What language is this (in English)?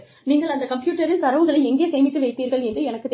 Tamil